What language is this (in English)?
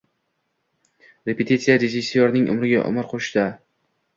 Uzbek